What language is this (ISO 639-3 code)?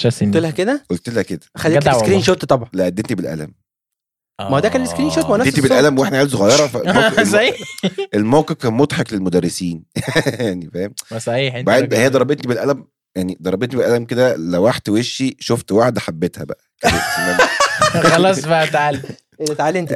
ara